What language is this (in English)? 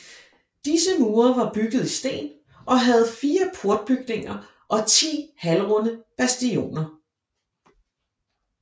Danish